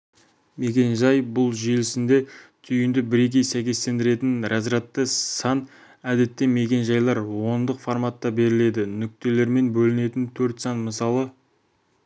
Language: Kazakh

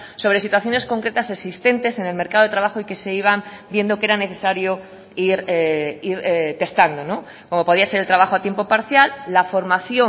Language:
Spanish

